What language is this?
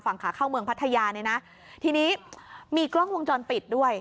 Thai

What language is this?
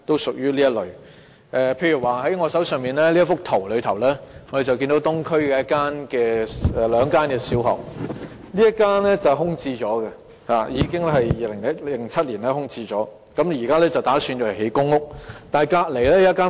Cantonese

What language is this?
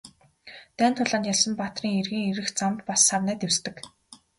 Mongolian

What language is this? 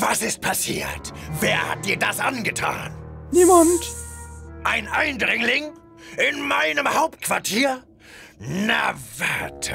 German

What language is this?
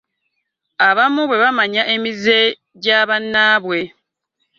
Ganda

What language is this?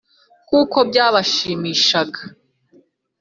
Kinyarwanda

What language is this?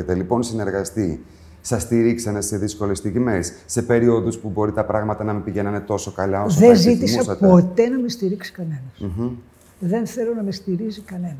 Greek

